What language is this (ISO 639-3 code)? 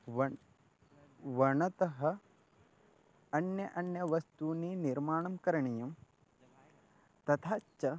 san